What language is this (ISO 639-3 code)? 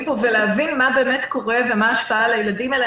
heb